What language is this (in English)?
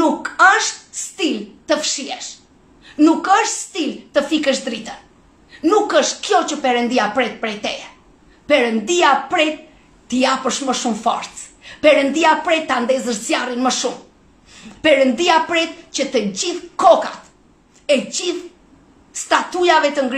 Romanian